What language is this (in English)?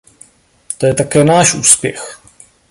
Czech